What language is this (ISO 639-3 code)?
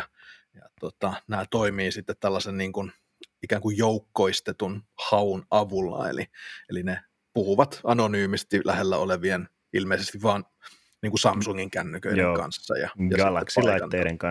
fin